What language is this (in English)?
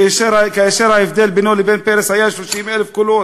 Hebrew